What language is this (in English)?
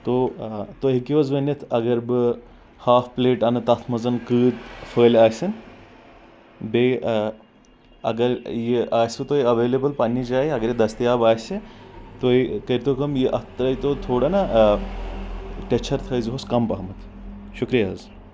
Kashmiri